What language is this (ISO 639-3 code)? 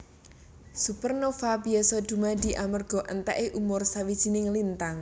jav